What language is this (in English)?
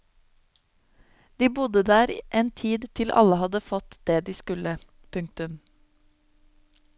Norwegian